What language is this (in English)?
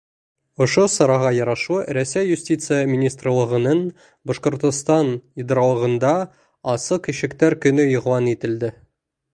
Bashkir